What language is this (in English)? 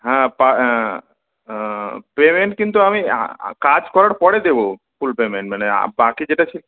Bangla